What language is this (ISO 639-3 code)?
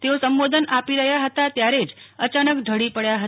guj